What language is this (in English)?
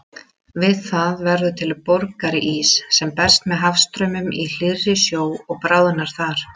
Icelandic